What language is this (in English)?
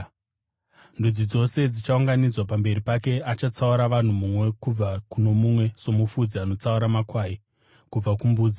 Shona